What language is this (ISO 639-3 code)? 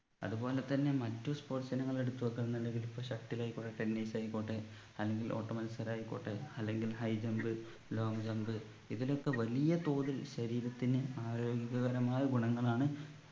mal